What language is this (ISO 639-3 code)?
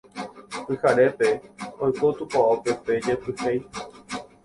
grn